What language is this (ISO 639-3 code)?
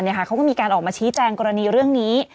tha